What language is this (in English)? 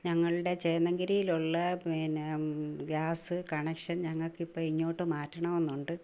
Malayalam